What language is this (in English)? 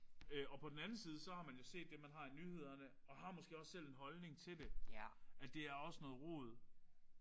Danish